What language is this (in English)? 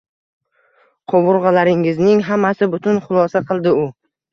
Uzbek